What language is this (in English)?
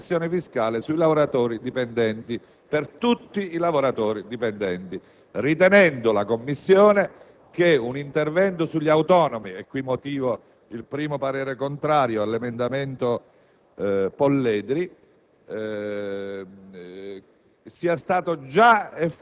Italian